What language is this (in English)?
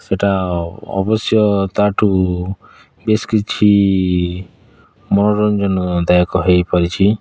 Odia